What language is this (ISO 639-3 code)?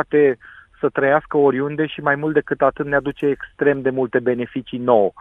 ron